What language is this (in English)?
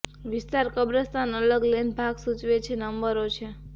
Gujarati